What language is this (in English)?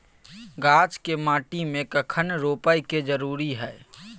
Maithili